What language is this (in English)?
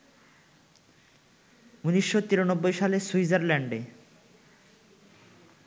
Bangla